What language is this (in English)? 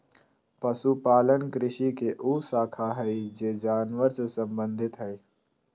Magahi